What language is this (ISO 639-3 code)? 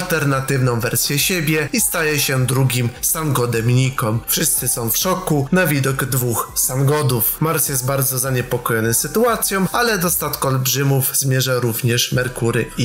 pol